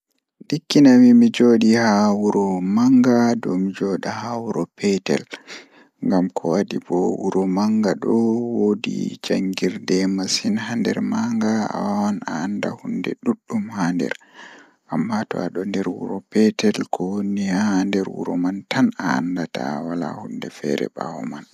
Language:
Fula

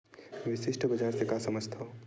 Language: Chhattisgarhi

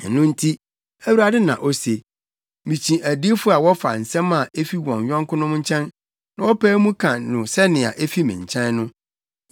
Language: Akan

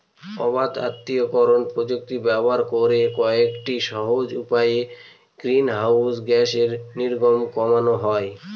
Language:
Bangla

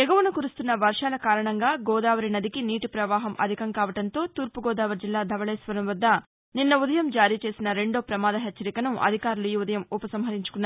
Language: Telugu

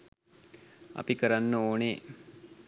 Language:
Sinhala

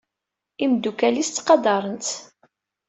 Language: Kabyle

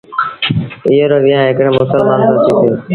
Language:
Sindhi Bhil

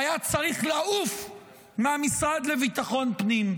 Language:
Hebrew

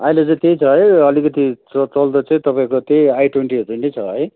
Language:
Nepali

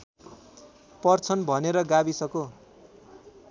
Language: Nepali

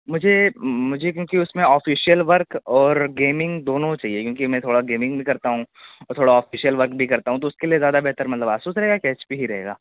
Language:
Urdu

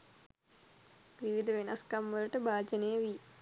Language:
Sinhala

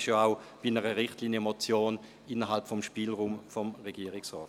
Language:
Swiss German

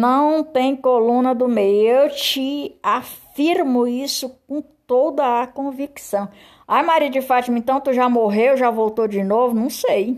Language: Portuguese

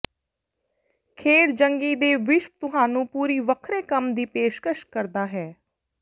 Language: Punjabi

